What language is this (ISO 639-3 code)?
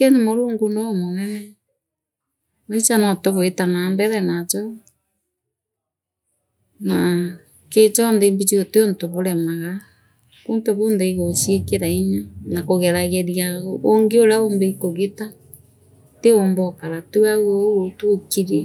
mer